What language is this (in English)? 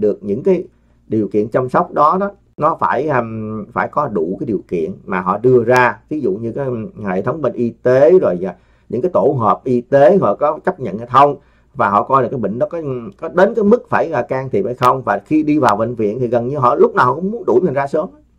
Vietnamese